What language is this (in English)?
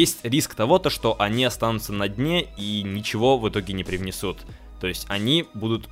Russian